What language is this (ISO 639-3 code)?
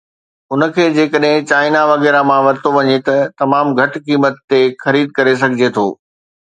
snd